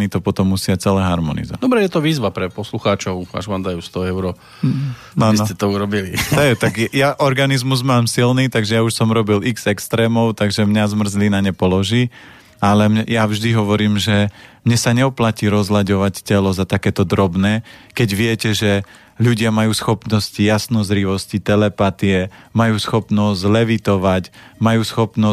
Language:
Slovak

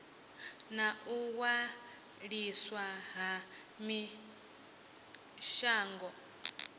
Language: Venda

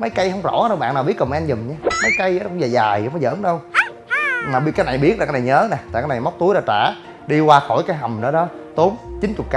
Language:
Vietnamese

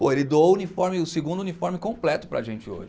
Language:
Portuguese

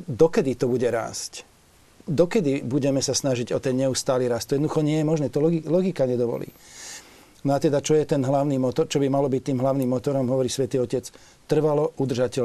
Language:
Slovak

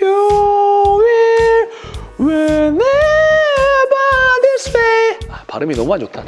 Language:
Korean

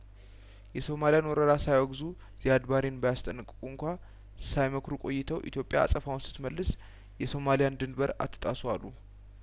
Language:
Amharic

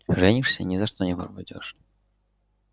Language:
Russian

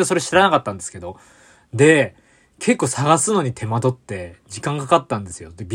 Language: Japanese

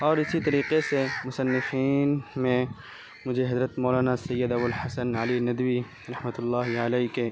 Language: Urdu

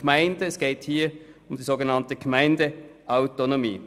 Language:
Swiss German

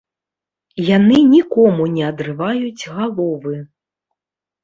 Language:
Belarusian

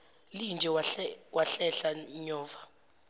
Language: Zulu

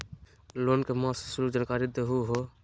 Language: Magahi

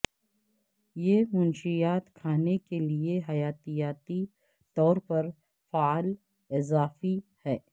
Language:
Urdu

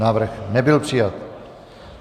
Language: Czech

